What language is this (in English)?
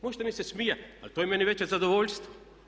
Croatian